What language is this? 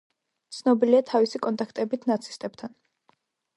Georgian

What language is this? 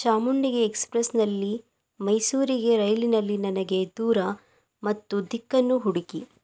Kannada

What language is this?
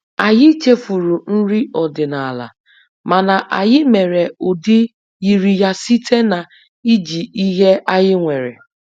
Igbo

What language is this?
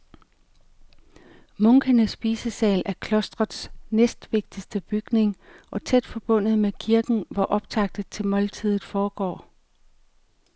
Danish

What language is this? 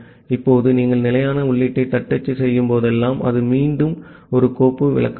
Tamil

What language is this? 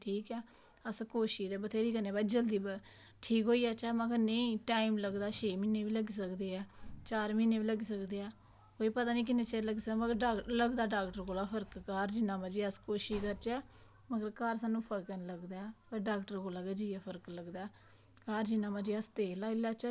Dogri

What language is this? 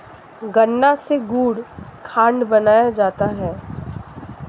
Hindi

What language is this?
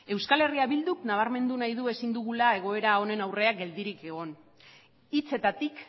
Basque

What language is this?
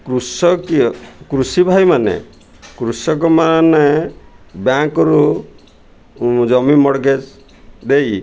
Odia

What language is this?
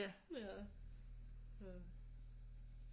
Danish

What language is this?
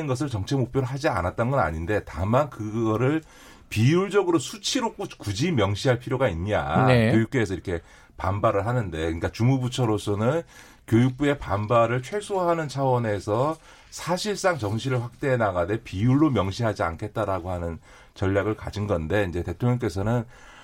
Korean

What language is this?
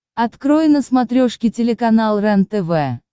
Russian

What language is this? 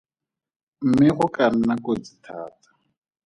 Tswana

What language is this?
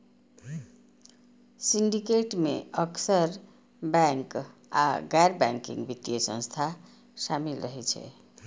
Maithili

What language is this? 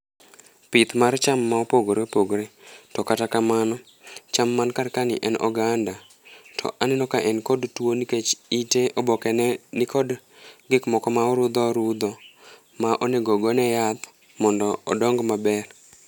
Luo (Kenya and Tanzania)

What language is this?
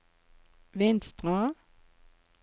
Norwegian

